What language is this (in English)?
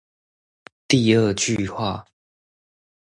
Chinese